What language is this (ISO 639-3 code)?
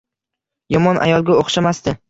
uzb